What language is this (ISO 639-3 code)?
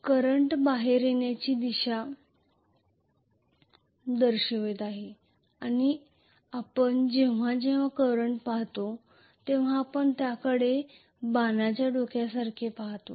mar